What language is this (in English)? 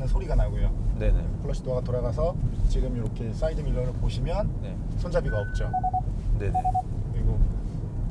Korean